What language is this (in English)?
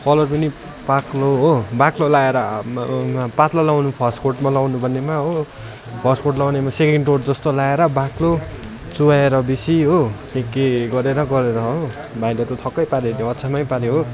Nepali